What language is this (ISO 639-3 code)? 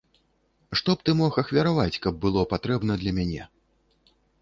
bel